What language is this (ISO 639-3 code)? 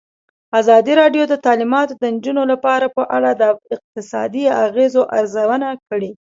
pus